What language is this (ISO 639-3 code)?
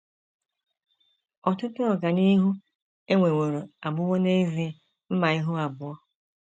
ibo